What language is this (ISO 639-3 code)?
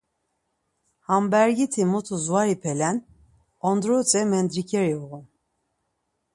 lzz